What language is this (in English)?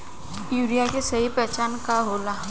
Bhojpuri